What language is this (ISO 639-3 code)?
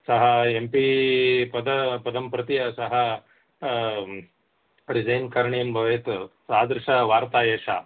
san